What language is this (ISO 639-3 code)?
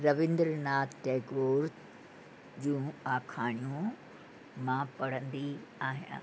snd